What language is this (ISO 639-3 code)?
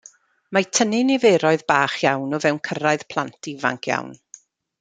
cym